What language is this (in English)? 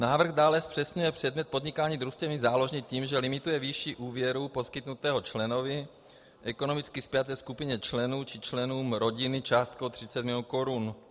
Czech